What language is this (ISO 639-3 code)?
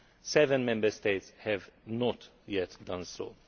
eng